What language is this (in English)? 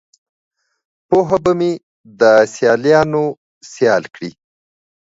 Pashto